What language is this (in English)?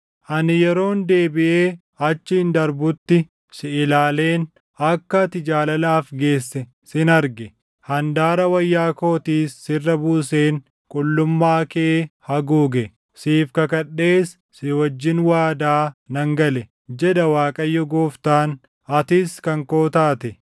Oromo